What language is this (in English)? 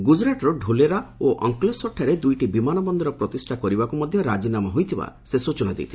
Odia